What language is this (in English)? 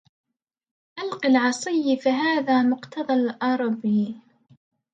Arabic